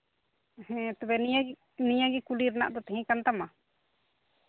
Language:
Santali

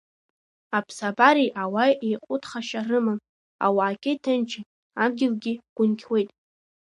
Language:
Abkhazian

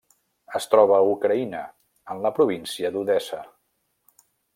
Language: Catalan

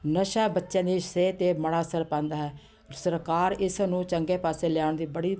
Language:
Punjabi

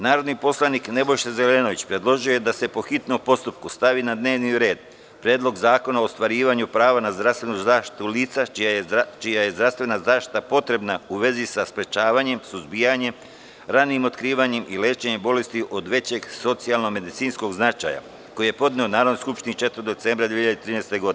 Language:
Serbian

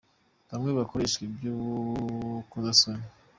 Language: Kinyarwanda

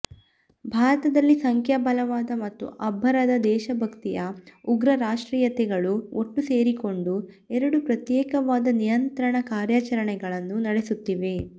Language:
Kannada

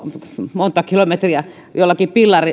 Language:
Finnish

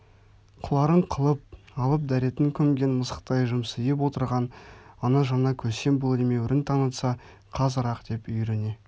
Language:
Kazakh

